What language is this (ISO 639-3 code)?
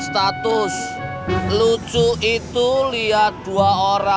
ind